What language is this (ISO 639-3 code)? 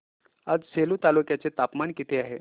mar